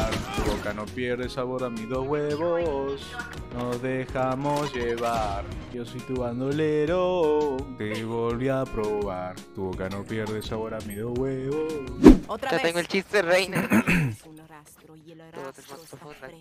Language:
Spanish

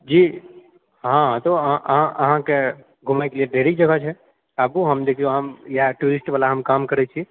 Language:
Maithili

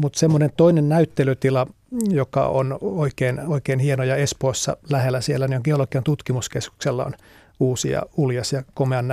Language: Finnish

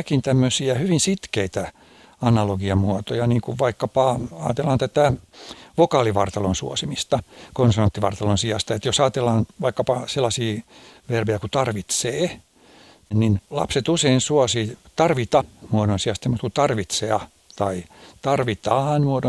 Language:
Finnish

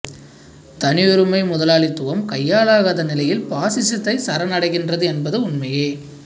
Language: Tamil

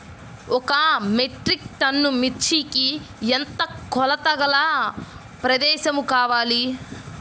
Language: Telugu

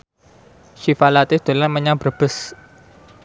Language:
Javanese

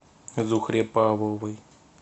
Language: Russian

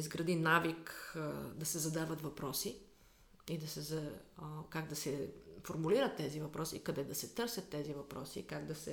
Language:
Bulgarian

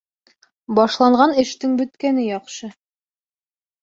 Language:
Bashkir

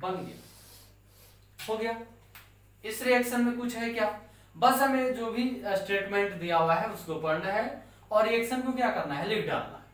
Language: Hindi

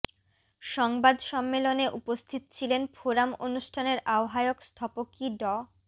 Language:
Bangla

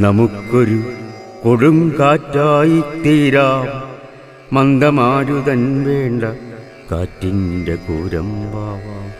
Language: Malayalam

